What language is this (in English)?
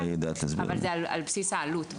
Hebrew